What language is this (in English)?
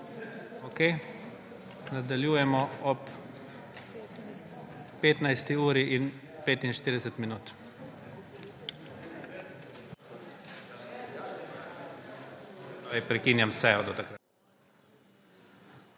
Slovenian